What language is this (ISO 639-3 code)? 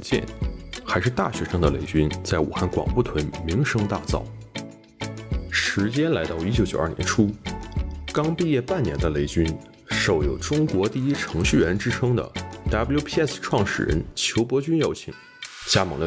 zho